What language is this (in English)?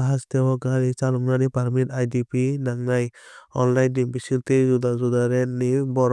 Kok Borok